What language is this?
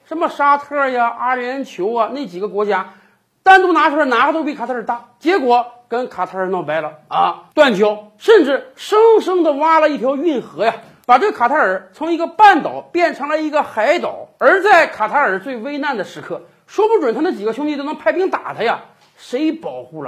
Chinese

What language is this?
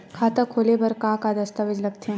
Chhattisgarhi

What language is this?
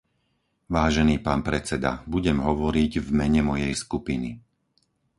Slovak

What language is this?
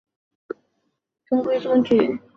Chinese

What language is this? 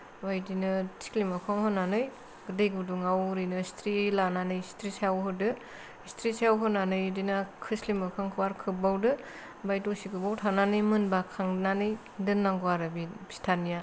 Bodo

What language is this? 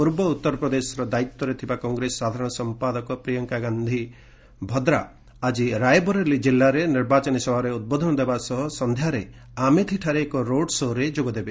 Odia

